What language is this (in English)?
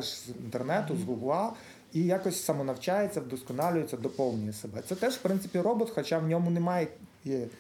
Ukrainian